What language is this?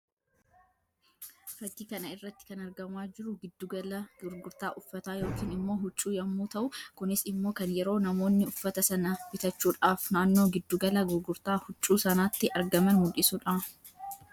Oromo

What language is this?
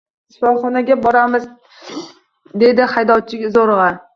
Uzbek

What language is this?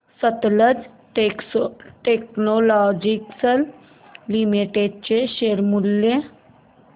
Marathi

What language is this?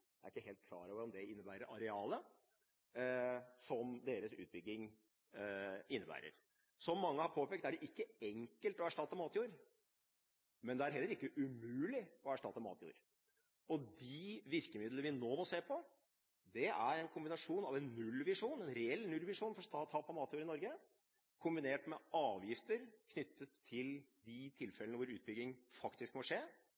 Norwegian Bokmål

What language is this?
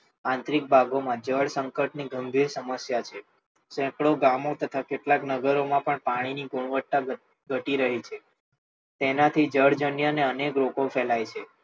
Gujarati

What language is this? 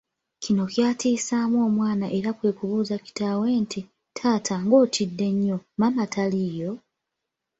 Ganda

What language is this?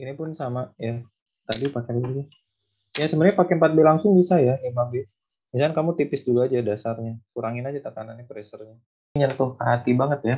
Indonesian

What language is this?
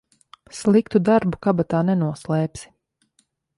Latvian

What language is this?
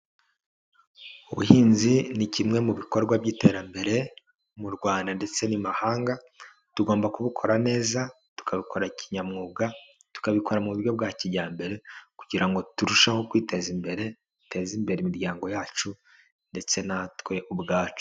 Kinyarwanda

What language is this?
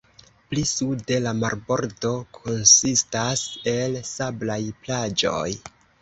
Esperanto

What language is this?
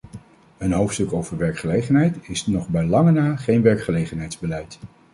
Dutch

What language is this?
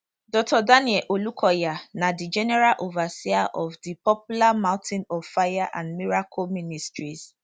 Nigerian Pidgin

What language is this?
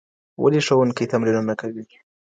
Pashto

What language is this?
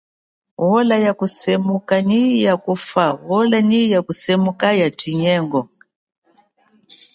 Chokwe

